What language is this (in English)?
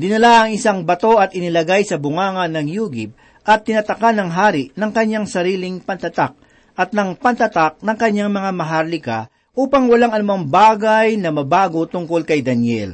Filipino